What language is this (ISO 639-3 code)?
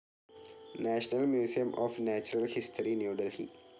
mal